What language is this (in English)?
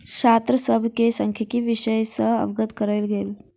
Maithili